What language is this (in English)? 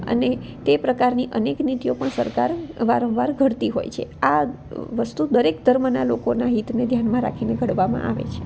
Gujarati